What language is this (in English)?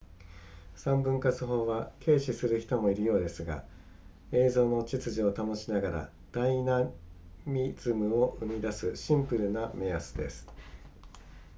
Japanese